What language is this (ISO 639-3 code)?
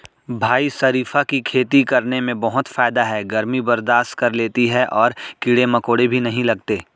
hin